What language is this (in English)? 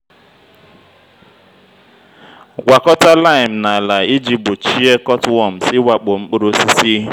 Igbo